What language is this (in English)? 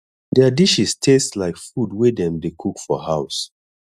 Nigerian Pidgin